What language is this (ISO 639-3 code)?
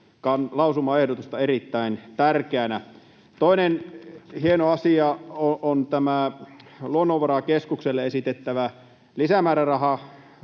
fin